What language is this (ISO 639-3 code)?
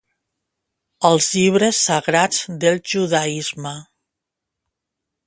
cat